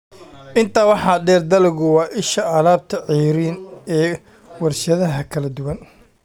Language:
Somali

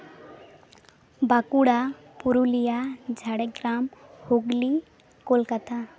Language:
Santali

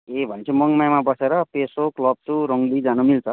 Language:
Nepali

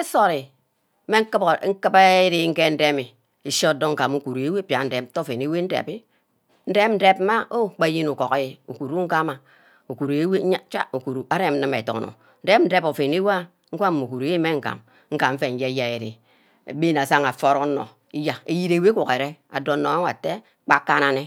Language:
Ubaghara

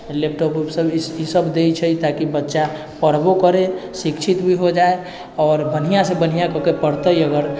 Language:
Maithili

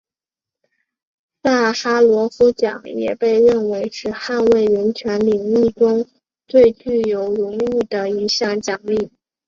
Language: Chinese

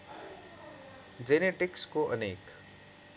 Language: Nepali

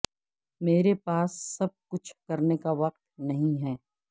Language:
Urdu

